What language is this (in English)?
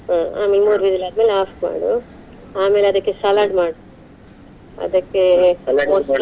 Kannada